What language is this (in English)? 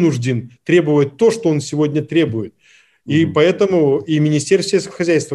Russian